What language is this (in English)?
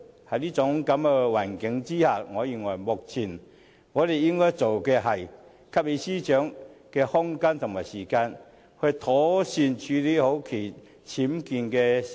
Cantonese